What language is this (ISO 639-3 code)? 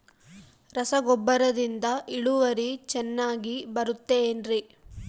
kan